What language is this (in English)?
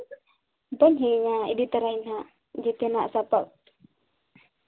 Santali